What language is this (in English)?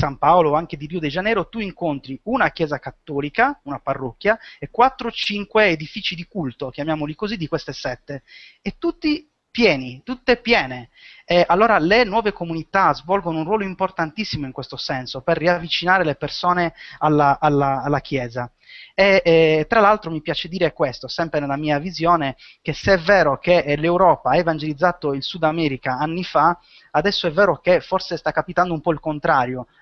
Italian